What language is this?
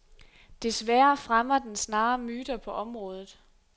Danish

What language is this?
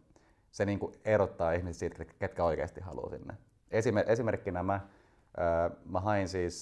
Finnish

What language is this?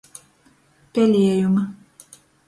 Latgalian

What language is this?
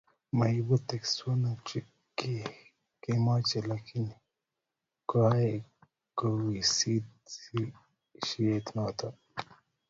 Kalenjin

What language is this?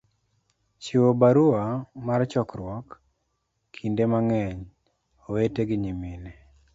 Luo (Kenya and Tanzania)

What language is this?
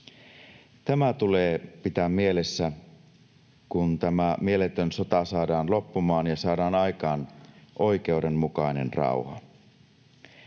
Finnish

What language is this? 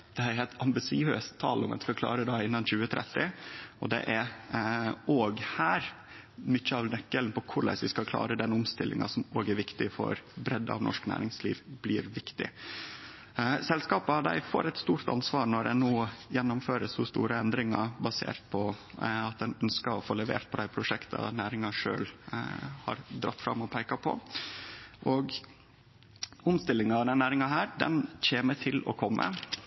Norwegian Nynorsk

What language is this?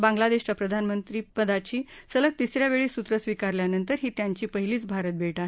Marathi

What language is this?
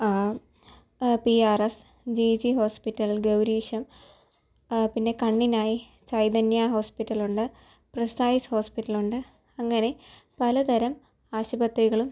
Malayalam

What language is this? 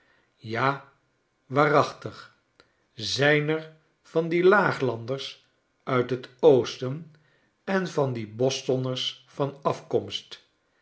Dutch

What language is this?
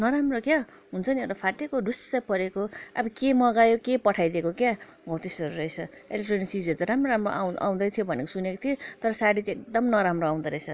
Nepali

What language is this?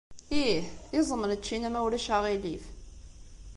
Kabyle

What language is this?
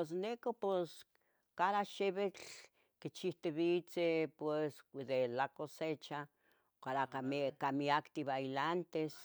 Tetelcingo Nahuatl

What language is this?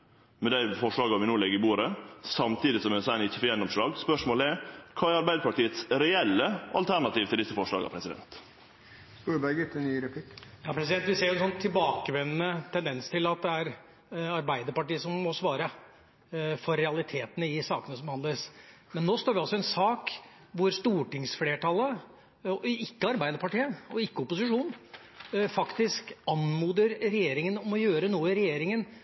Norwegian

